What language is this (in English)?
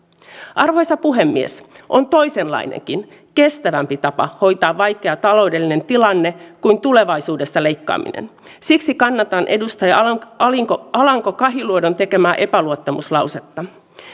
Finnish